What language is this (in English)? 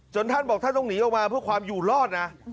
Thai